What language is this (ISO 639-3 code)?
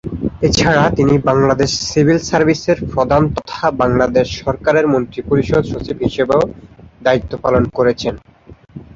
ben